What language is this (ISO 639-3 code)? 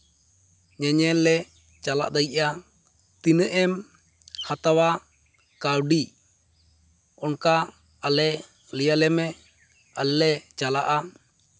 sat